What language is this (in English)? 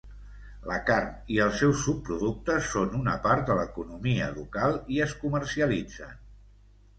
Catalan